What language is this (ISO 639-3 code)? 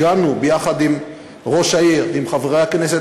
heb